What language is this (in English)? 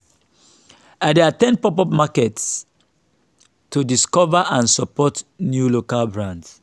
Nigerian Pidgin